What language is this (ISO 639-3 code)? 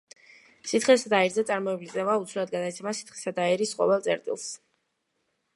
kat